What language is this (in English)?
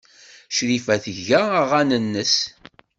Kabyle